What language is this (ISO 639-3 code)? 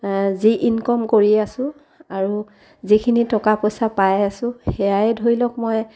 asm